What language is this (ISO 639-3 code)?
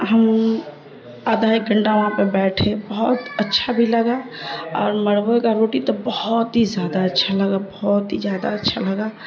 urd